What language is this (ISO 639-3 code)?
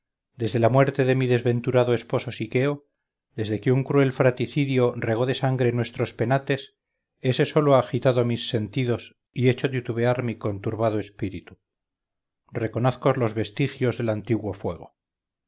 spa